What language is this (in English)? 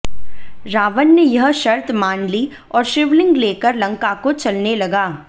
Hindi